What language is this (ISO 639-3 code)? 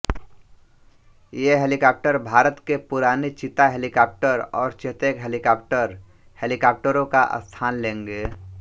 hin